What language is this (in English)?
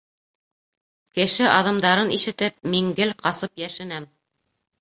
Bashkir